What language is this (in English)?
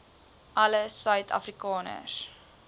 Afrikaans